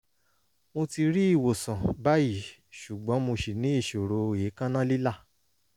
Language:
Yoruba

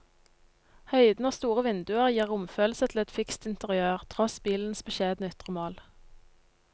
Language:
Norwegian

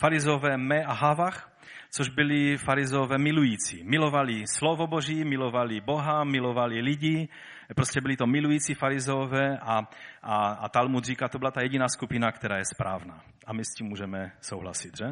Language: Czech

